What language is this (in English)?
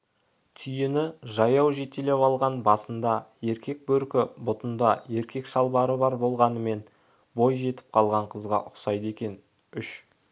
Kazakh